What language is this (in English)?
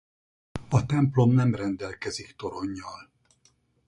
Hungarian